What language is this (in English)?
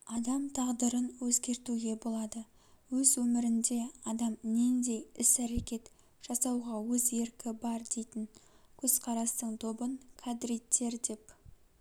Kazakh